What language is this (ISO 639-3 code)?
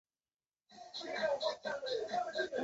zho